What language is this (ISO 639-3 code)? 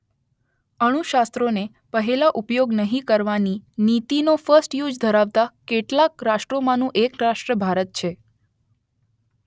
guj